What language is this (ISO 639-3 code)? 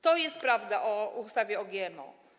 pol